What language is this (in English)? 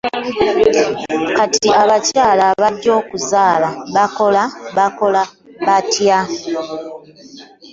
Ganda